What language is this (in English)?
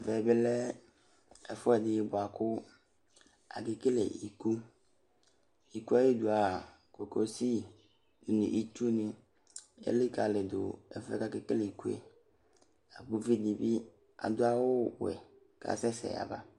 Ikposo